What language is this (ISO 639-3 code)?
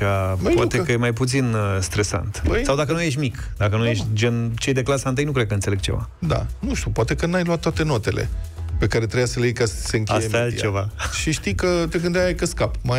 ron